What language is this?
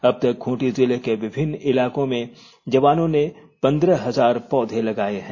Hindi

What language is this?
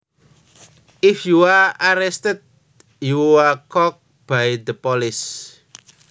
Javanese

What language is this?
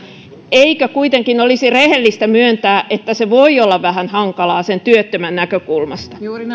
Finnish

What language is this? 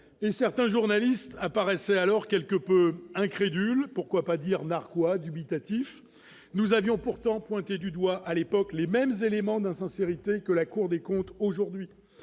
French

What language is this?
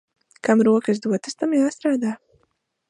Latvian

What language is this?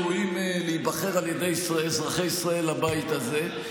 Hebrew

